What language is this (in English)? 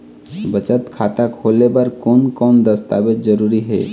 Chhattisgarhi